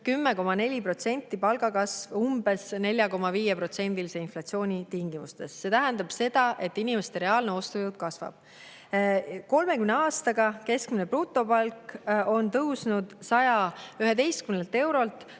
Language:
Estonian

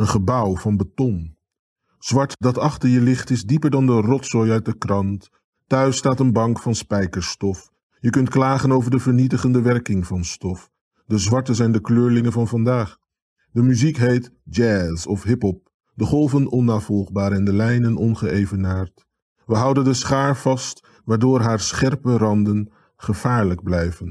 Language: Dutch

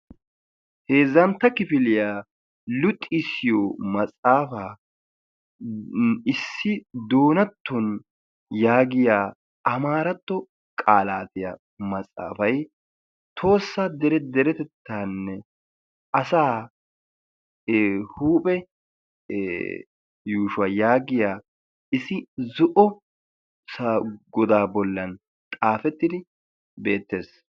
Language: Wolaytta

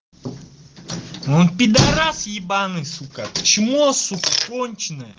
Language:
Russian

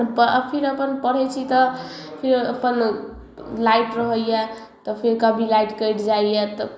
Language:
Maithili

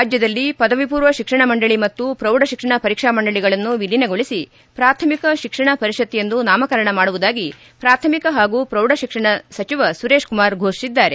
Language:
Kannada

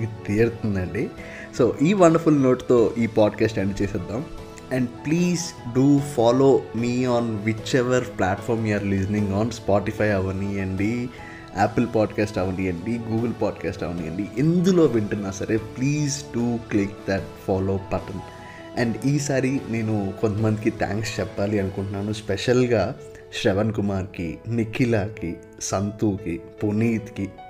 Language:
Telugu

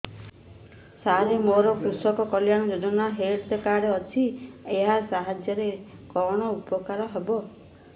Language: Odia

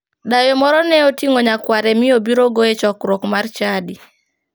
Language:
Luo (Kenya and Tanzania)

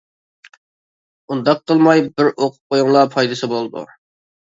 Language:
Uyghur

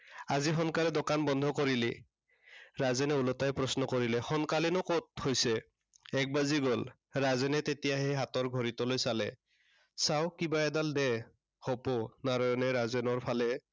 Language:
Assamese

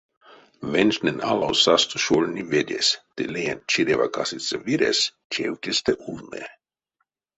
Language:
Erzya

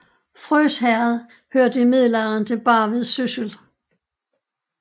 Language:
Danish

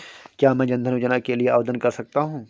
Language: Hindi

